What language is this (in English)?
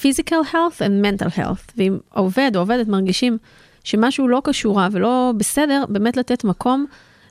Hebrew